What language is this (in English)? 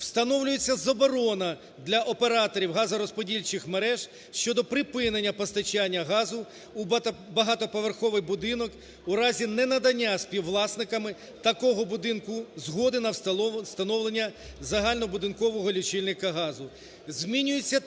Ukrainian